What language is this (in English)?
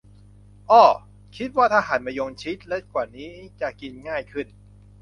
Thai